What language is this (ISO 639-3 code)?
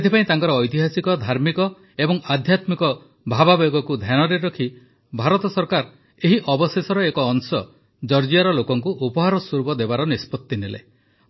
ori